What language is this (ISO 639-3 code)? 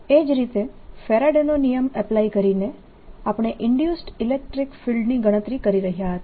guj